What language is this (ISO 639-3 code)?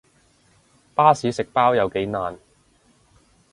yue